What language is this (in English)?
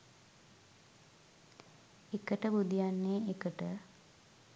Sinhala